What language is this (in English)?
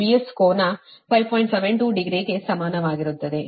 Kannada